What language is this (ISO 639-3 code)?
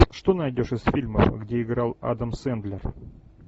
rus